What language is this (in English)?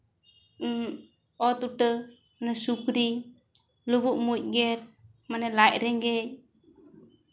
Santali